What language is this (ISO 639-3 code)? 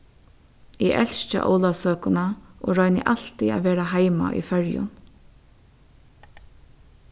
fao